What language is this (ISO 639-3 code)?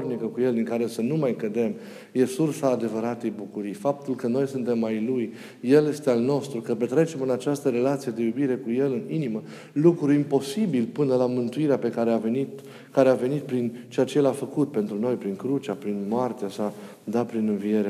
ron